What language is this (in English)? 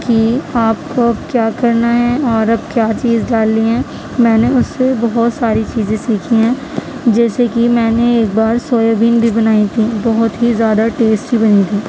Urdu